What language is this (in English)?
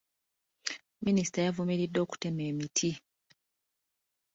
Ganda